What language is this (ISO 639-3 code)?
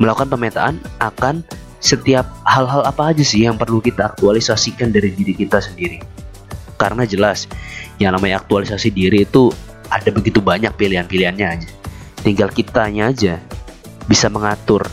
ind